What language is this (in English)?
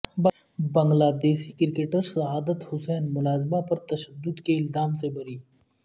Urdu